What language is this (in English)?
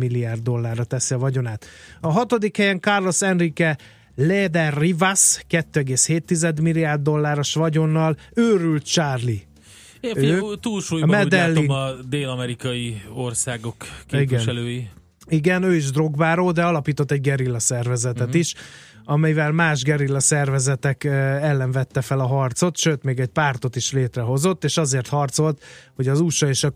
Hungarian